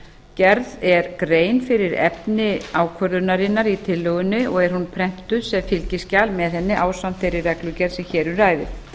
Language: Icelandic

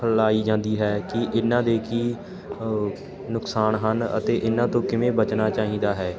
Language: Punjabi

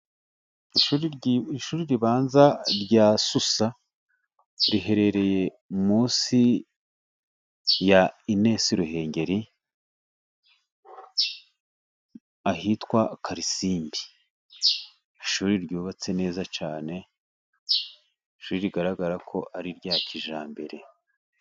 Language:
Kinyarwanda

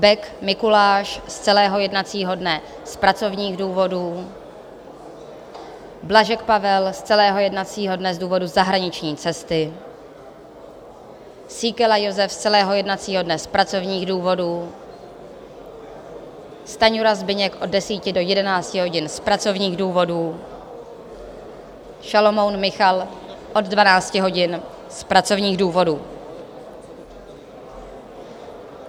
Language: Czech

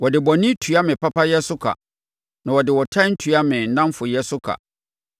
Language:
Akan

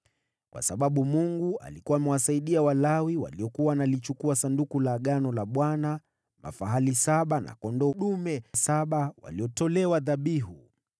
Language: Swahili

